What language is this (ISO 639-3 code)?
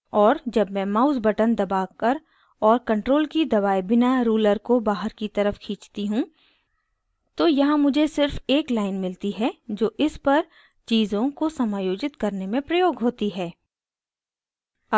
hin